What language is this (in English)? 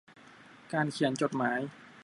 Thai